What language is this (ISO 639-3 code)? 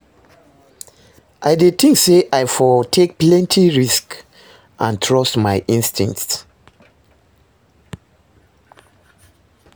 pcm